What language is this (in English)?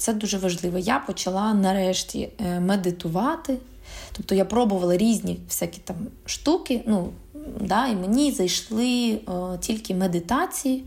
Ukrainian